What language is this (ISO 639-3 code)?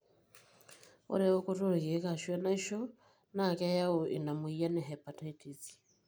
mas